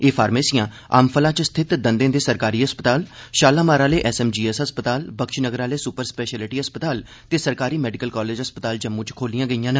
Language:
Dogri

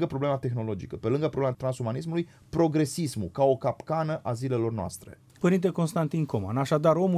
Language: Romanian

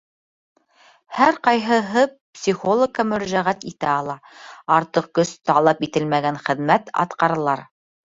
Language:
Bashkir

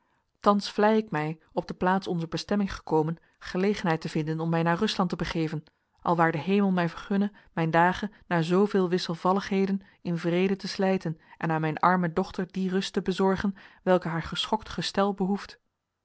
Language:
Dutch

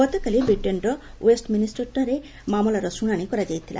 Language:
Odia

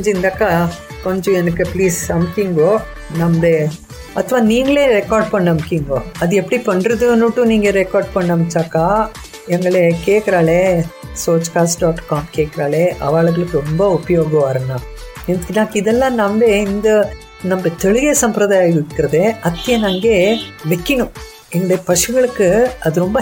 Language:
Kannada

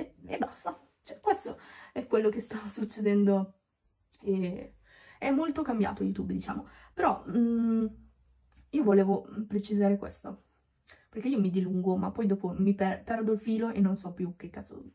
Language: Italian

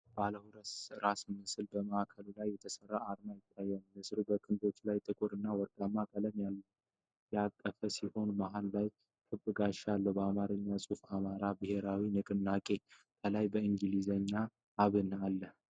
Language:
Amharic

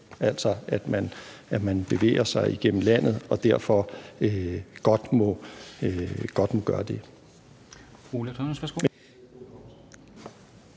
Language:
Danish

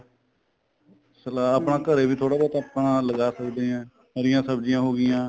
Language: Punjabi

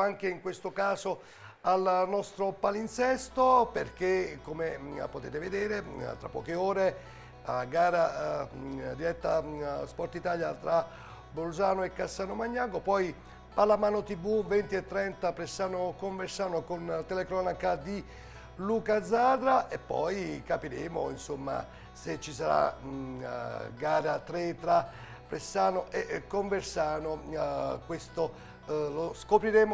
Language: Italian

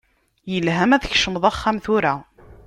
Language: Kabyle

